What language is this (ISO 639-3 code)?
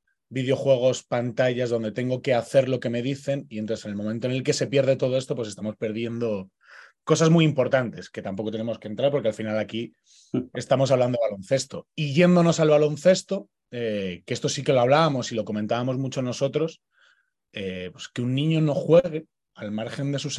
spa